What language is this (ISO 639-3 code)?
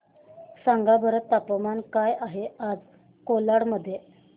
mar